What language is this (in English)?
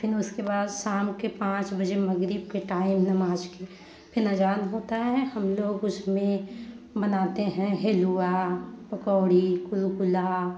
Hindi